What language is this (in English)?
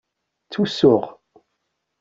Kabyle